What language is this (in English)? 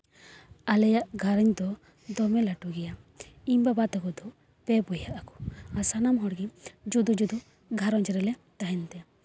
Santali